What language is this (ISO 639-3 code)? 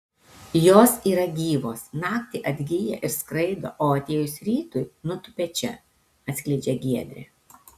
lit